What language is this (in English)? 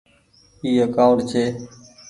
Goaria